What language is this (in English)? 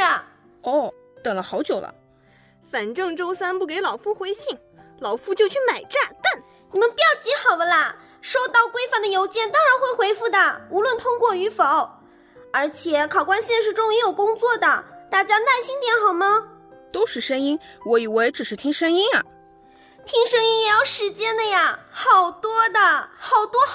Chinese